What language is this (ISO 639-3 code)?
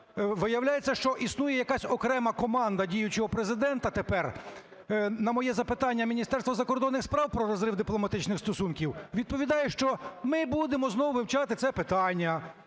ukr